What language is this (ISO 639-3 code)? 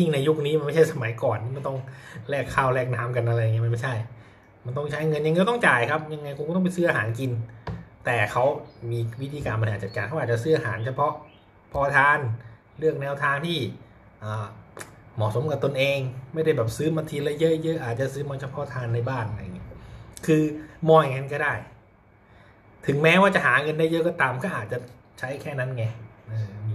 tha